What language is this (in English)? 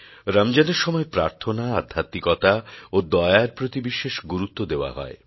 Bangla